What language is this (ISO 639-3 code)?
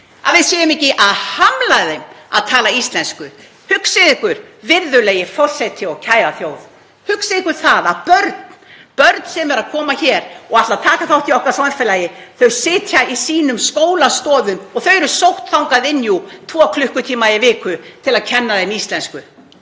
isl